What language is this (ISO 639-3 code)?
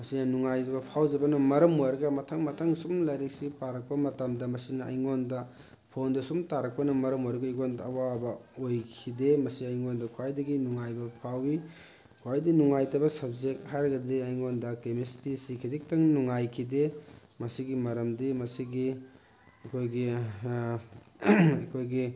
mni